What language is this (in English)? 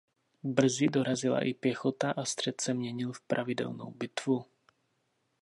Czech